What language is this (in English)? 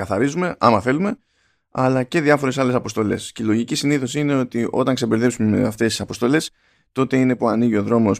Greek